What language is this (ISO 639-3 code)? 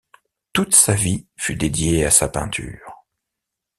fra